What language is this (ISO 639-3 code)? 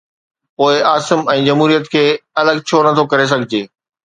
snd